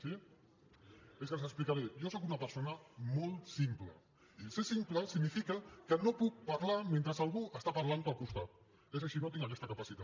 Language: Catalan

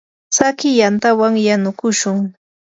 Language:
Yanahuanca Pasco Quechua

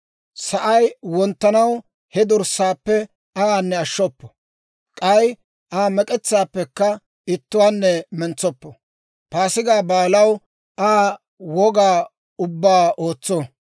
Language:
Dawro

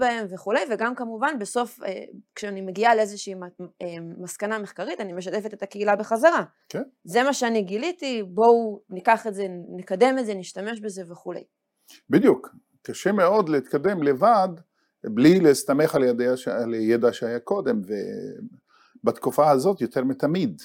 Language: Hebrew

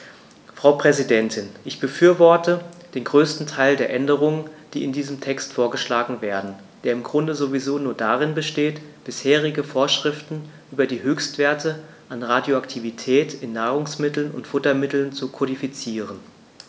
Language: German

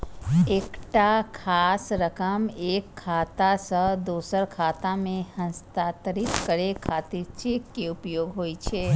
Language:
Maithili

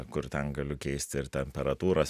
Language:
Lithuanian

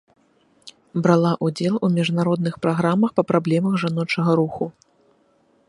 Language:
Belarusian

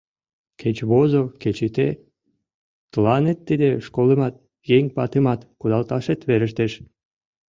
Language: Mari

